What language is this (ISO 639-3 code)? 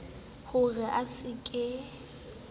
sot